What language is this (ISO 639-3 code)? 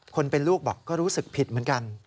tha